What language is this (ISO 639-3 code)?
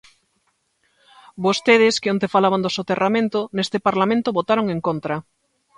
glg